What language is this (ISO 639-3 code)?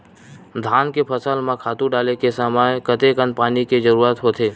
hne